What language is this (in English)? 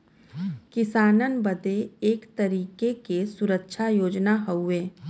Bhojpuri